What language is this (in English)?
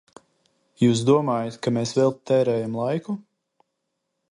Latvian